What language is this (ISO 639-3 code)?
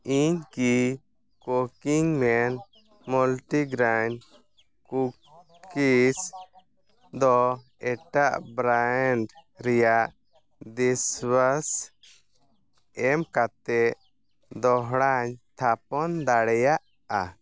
sat